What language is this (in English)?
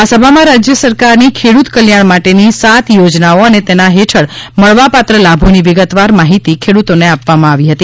Gujarati